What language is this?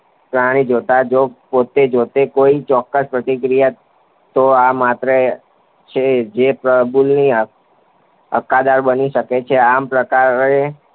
Gujarati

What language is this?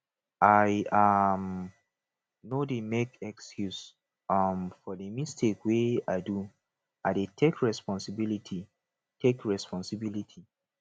Nigerian Pidgin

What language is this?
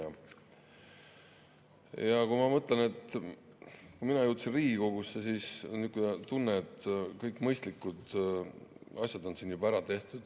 Estonian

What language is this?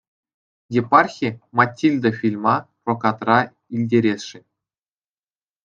Chuvash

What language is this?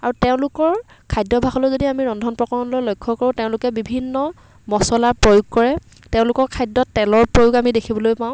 Assamese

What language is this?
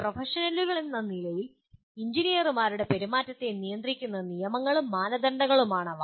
Malayalam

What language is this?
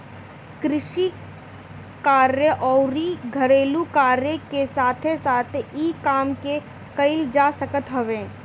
Bhojpuri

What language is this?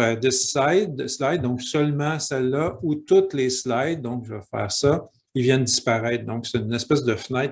French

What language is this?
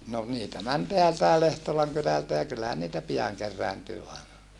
Finnish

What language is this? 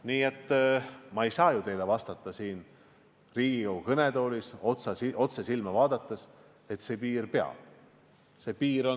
Estonian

